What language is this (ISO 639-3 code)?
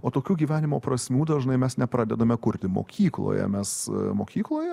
lit